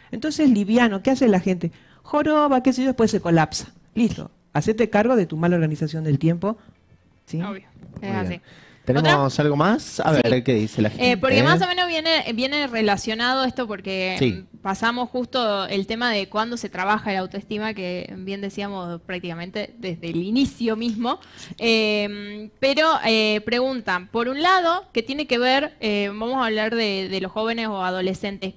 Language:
Spanish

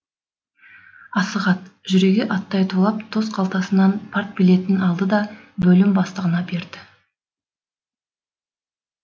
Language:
Kazakh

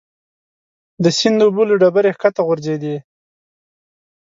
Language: Pashto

